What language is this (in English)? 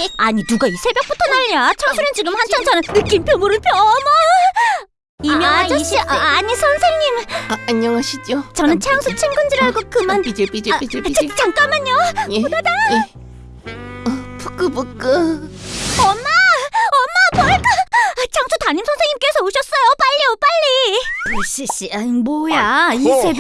Korean